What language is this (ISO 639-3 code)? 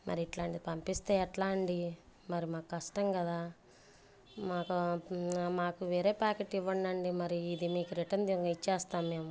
tel